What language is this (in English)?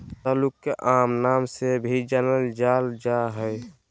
Magahi